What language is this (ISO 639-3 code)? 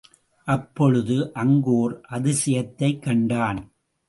tam